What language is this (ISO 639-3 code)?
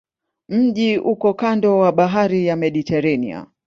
swa